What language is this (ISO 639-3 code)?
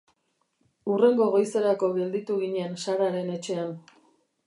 eus